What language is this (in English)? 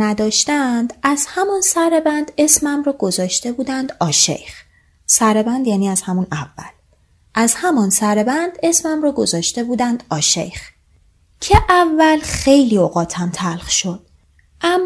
Persian